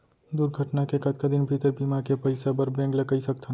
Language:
Chhattisgarhi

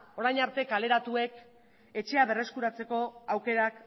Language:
Basque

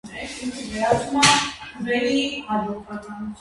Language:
Armenian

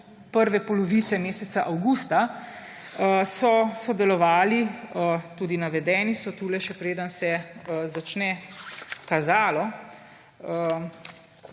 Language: Slovenian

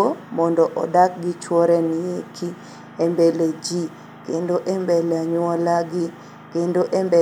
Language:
Luo (Kenya and Tanzania)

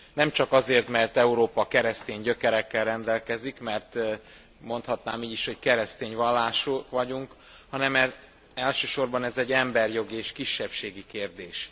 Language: Hungarian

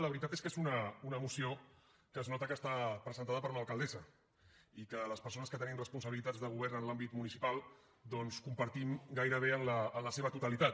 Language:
Catalan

